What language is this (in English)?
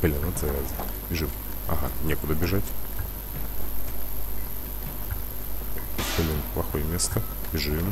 Russian